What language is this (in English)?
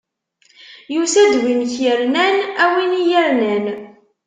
Kabyle